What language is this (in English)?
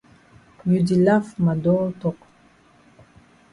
Cameroon Pidgin